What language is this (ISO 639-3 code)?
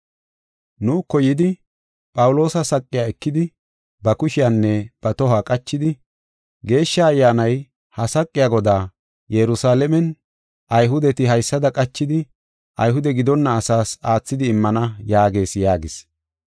gof